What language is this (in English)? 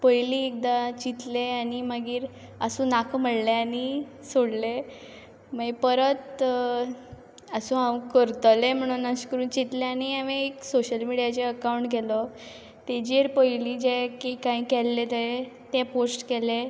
Konkani